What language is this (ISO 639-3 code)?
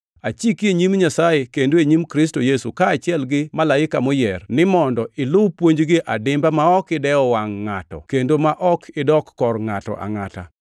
luo